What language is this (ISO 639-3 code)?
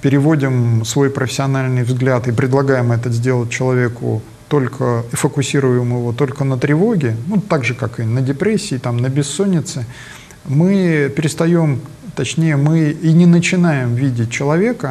rus